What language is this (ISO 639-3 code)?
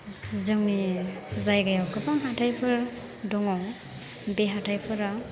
brx